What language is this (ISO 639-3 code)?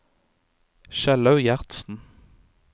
nor